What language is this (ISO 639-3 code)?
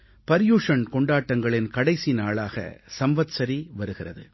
tam